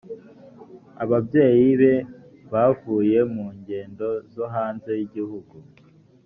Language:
Kinyarwanda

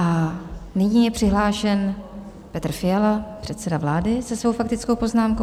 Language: Czech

